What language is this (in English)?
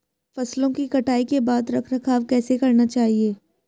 Hindi